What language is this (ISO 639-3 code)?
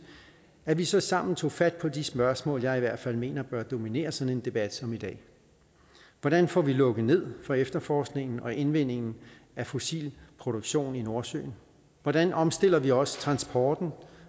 dan